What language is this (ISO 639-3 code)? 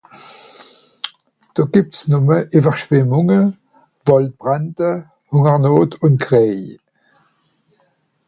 gsw